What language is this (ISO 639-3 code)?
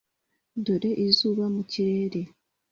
kin